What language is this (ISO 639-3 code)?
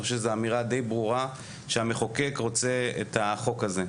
heb